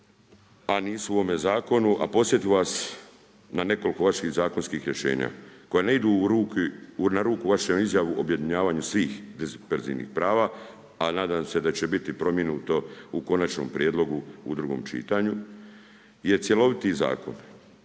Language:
Croatian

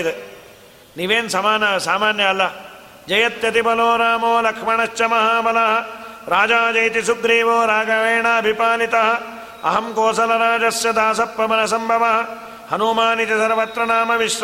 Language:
Kannada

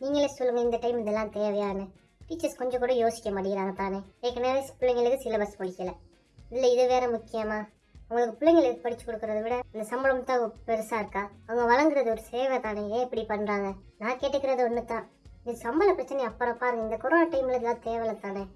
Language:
Tamil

